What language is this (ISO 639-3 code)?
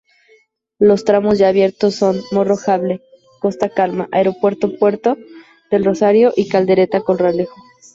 spa